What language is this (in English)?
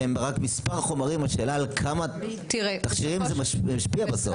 Hebrew